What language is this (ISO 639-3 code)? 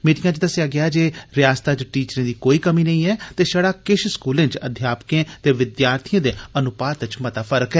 doi